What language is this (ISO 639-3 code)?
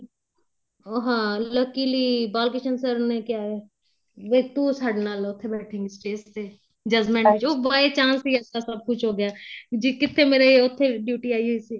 pan